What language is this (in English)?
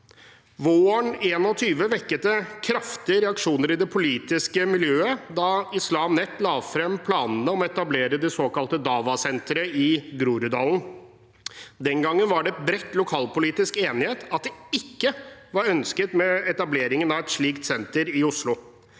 Norwegian